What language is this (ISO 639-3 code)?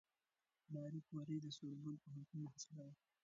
pus